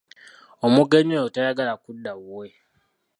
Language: Ganda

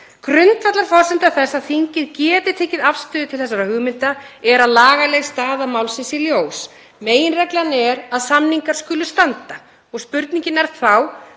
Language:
Icelandic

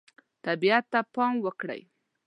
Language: Pashto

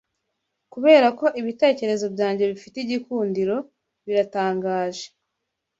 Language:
Kinyarwanda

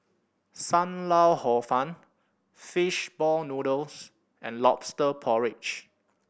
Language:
English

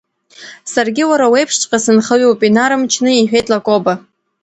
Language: Abkhazian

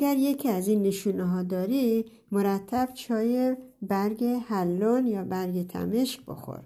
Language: Persian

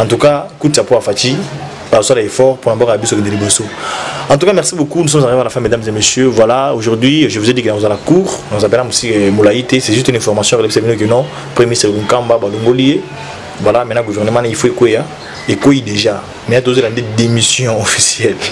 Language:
French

